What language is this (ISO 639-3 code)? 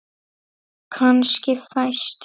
isl